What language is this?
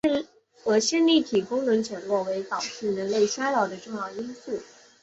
Chinese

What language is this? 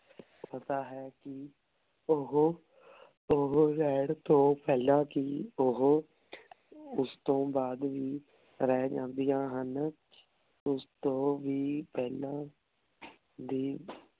Punjabi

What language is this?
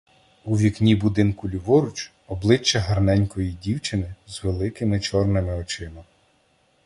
Ukrainian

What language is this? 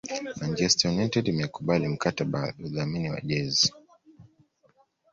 Swahili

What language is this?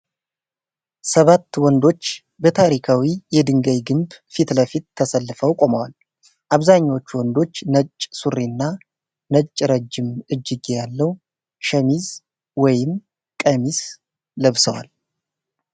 Amharic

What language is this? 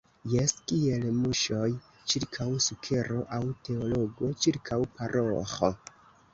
Esperanto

